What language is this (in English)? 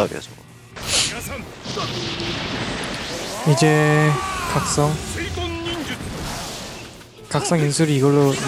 Korean